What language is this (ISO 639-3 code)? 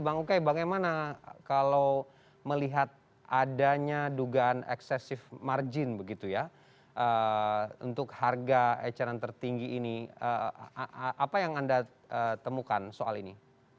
ind